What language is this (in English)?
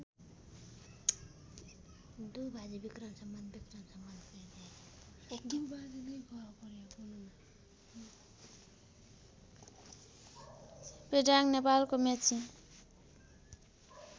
Nepali